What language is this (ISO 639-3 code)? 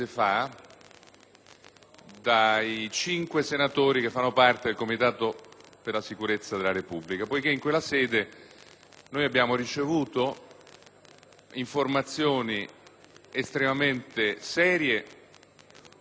ita